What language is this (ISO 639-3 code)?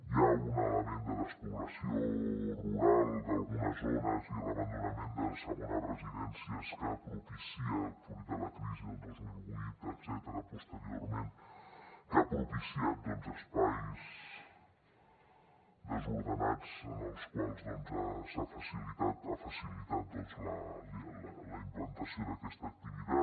cat